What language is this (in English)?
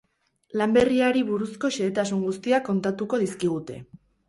Basque